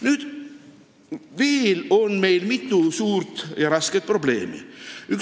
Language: Estonian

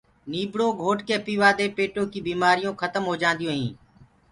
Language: Gurgula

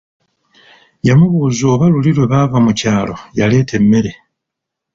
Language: Ganda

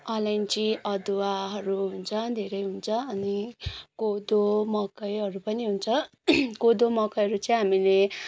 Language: Nepali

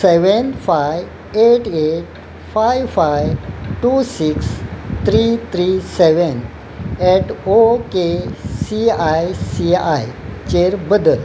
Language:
Konkani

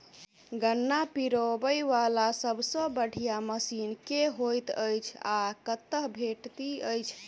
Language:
Maithili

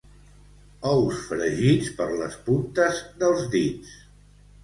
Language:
Catalan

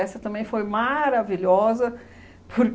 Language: Portuguese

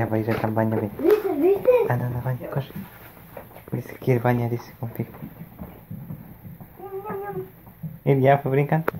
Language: Polish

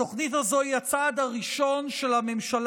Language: Hebrew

